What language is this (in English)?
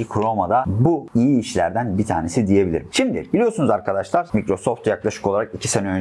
Turkish